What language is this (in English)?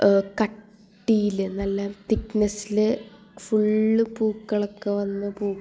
Malayalam